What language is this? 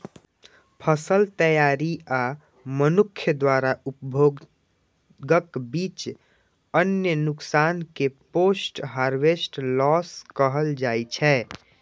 Maithili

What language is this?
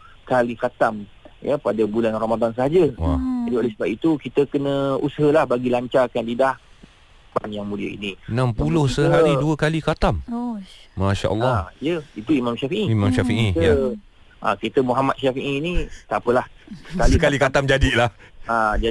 Malay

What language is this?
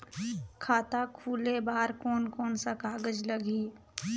Chhattisgarhi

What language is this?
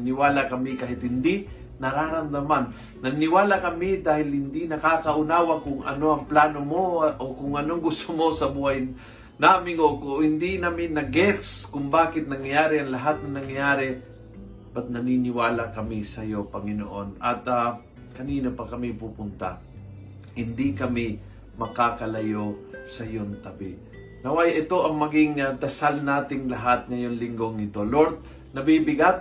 Filipino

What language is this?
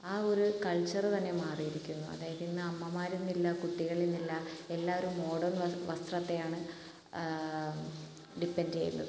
Malayalam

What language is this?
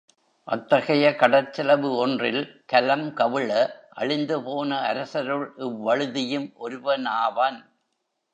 Tamil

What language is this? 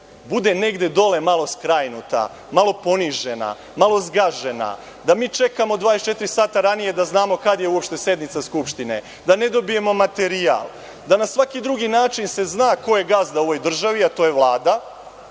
Serbian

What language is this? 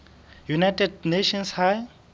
Southern Sotho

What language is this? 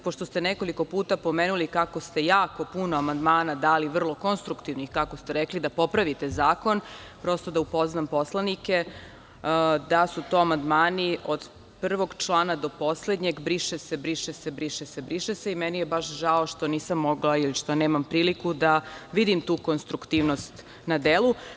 Serbian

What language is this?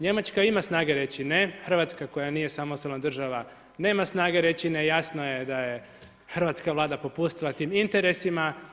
Croatian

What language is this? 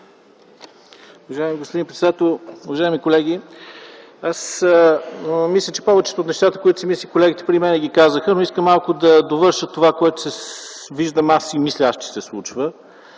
Bulgarian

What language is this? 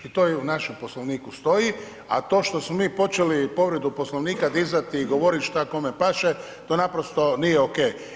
Croatian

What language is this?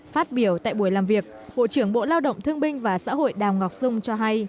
Vietnamese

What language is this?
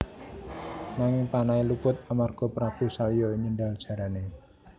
Javanese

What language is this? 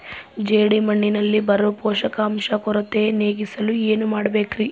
Kannada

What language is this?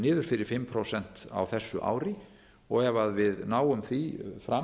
Icelandic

